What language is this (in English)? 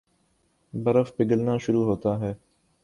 Urdu